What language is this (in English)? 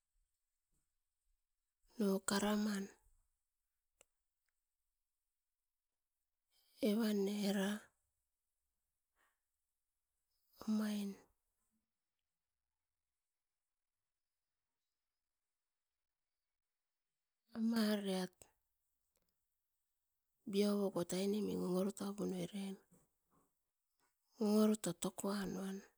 Askopan